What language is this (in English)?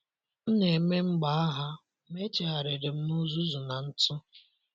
Igbo